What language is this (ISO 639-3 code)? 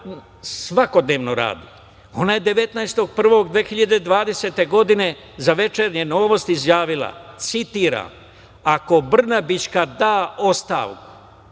srp